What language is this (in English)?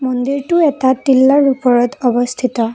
Assamese